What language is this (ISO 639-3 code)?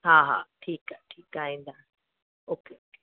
snd